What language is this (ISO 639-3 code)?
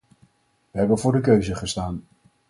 nld